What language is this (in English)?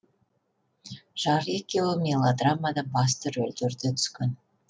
Kazakh